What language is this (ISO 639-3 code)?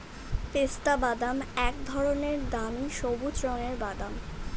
ben